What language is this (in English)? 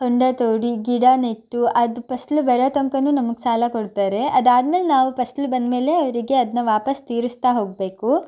Kannada